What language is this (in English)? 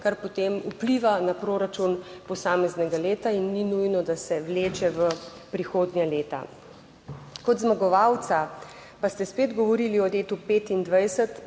Slovenian